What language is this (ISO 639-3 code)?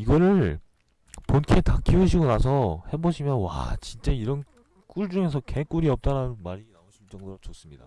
kor